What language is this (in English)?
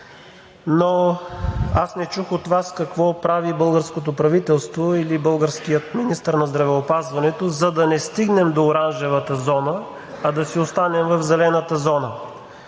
Bulgarian